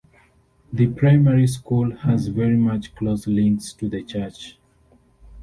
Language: English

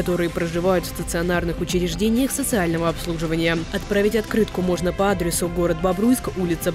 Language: Russian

